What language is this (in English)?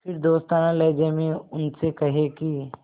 Hindi